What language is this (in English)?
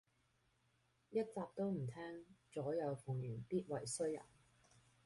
Cantonese